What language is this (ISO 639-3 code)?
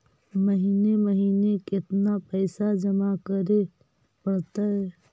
mag